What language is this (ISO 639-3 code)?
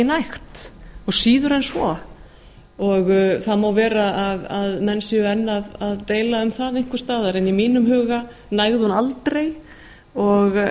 isl